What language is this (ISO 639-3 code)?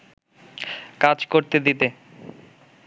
ben